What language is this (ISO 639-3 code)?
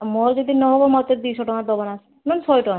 ori